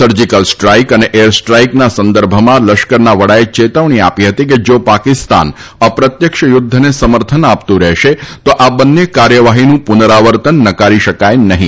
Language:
Gujarati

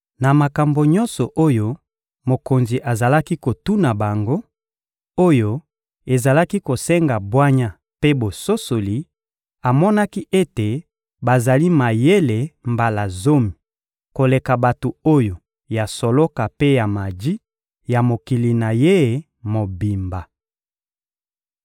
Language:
Lingala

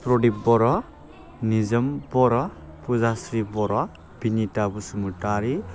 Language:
Bodo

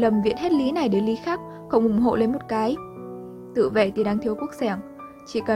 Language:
Vietnamese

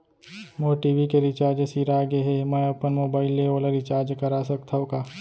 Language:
Chhattisgarhi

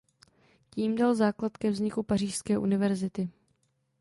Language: Czech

